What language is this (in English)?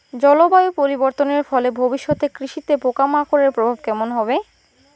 Bangla